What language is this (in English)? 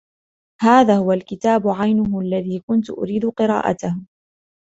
Arabic